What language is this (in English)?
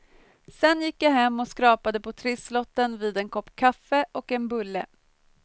Swedish